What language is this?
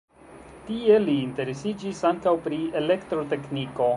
Esperanto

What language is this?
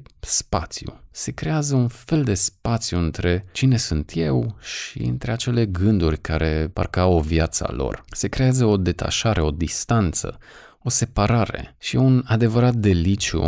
Romanian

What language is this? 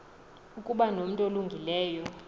Xhosa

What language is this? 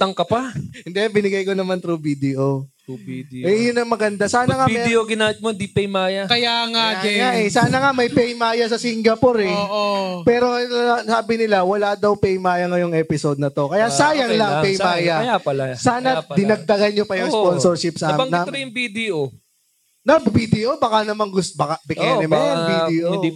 Filipino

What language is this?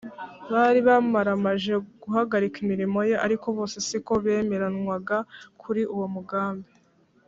Kinyarwanda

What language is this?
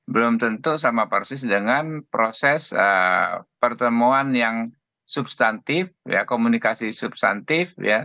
Indonesian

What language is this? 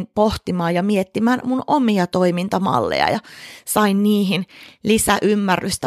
Finnish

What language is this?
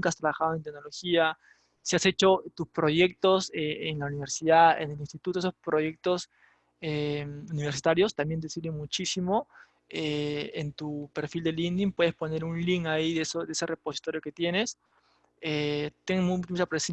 Spanish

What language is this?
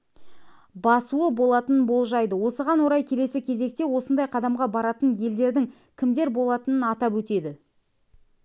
Kazakh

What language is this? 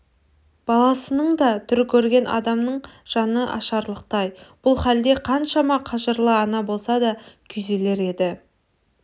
Kazakh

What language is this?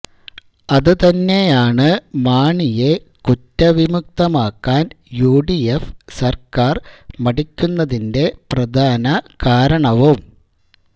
Malayalam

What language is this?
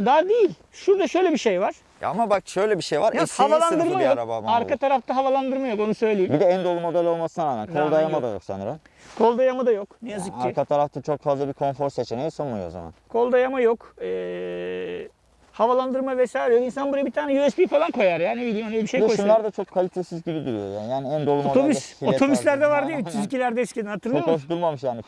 Turkish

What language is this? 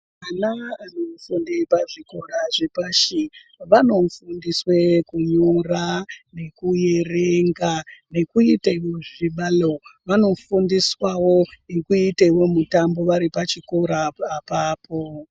Ndau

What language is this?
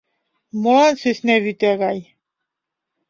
Mari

